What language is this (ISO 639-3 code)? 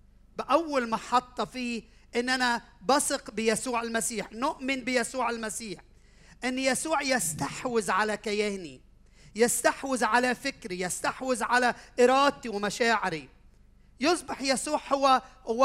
ara